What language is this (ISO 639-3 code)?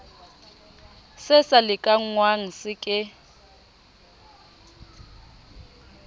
sot